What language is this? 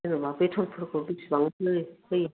Bodo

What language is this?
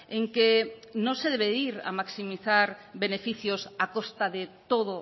Spanish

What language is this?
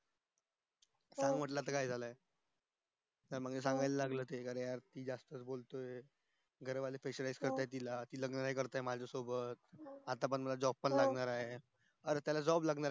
Marathi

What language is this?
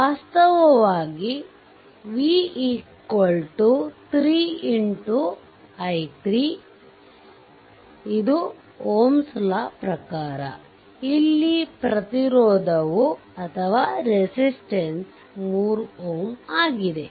Kannada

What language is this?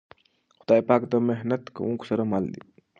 Pashto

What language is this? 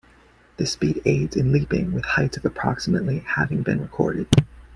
English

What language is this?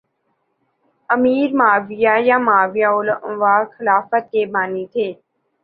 Urdu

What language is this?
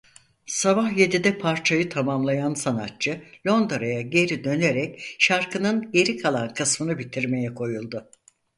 Turkish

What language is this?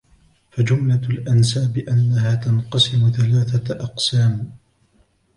Arabic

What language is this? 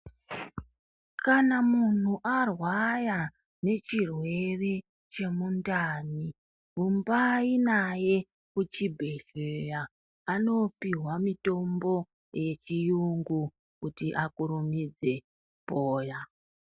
Ndau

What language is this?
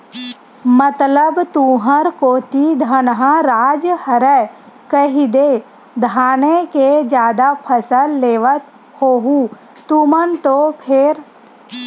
Chhattisgarhi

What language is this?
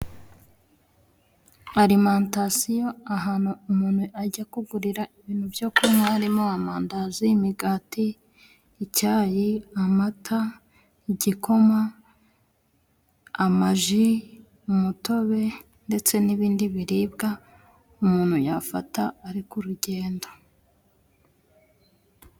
Kinyarwanda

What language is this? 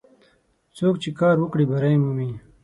Pashto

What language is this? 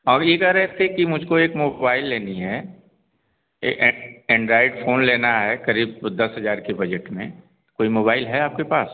Hindi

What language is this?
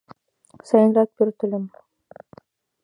Mari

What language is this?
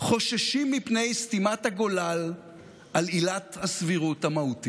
Hebrew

